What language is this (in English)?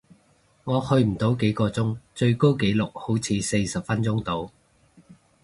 Cantonese